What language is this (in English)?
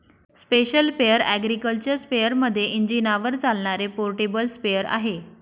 Marathi